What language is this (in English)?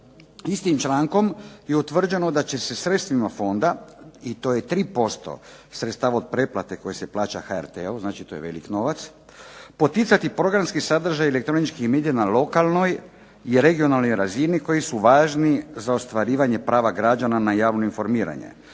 Croatian